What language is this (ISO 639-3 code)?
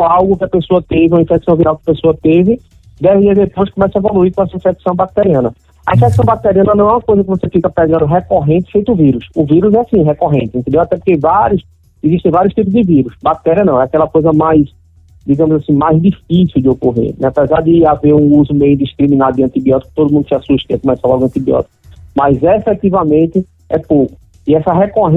por